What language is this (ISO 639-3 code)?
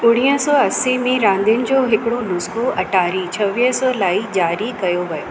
snd